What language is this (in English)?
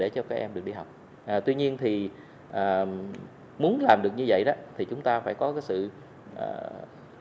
Vietnamese